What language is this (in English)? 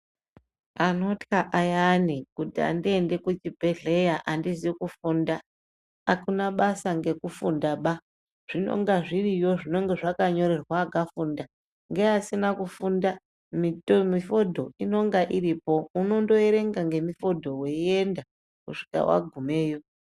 Ndau